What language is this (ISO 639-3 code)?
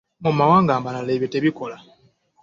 lug